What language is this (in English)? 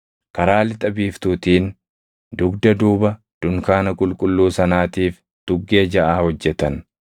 Oromo